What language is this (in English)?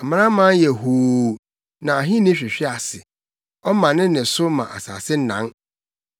Akan